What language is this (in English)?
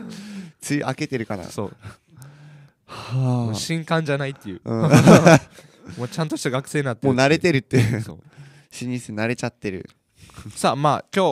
Japanese